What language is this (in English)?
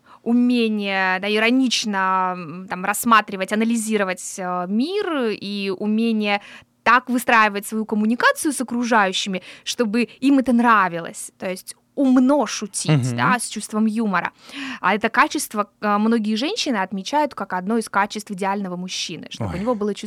Russian